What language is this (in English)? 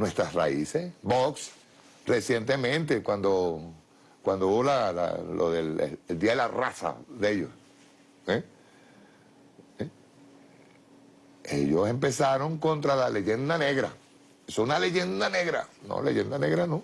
Spanish